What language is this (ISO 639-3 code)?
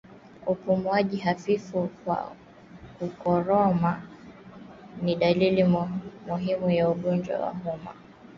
swa